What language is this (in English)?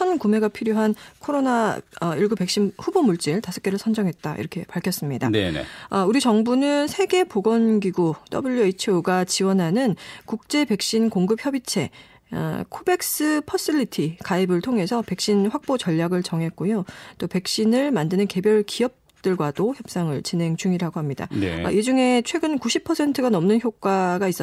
Korean